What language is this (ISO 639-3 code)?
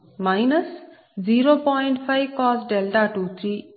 tel